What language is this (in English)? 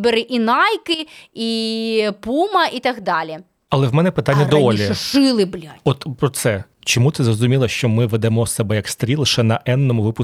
Ukrainian